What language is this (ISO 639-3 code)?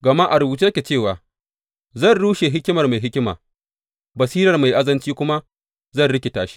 hau